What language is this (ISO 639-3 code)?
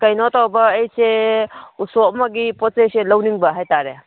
mni